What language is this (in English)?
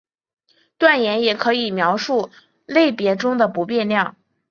Chinese